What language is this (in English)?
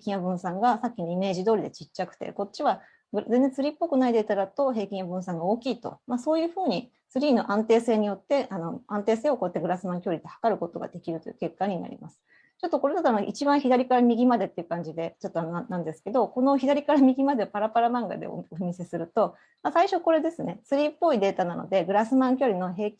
Japanese